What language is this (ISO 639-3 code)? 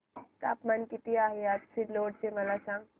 mar